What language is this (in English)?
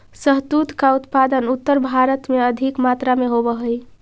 Magahi